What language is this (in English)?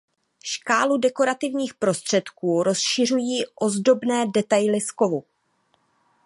Czech